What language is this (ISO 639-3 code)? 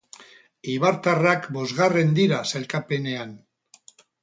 eus